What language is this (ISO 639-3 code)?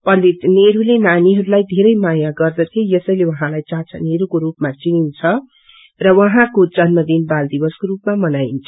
nep